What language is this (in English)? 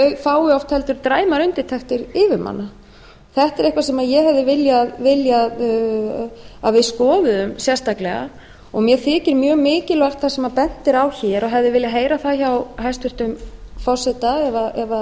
Icelandic